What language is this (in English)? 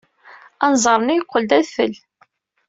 Kabyle